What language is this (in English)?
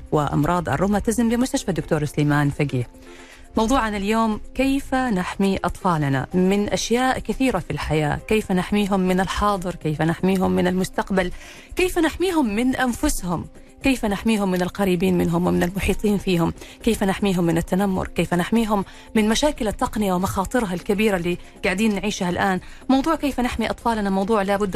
Arabic